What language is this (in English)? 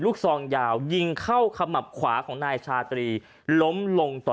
Thai